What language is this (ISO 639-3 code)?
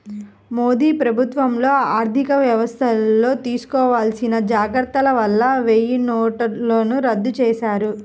tel